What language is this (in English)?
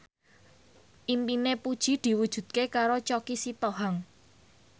Javanese